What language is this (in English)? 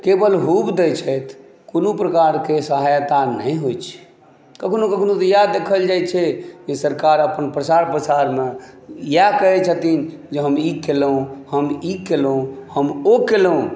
Maithili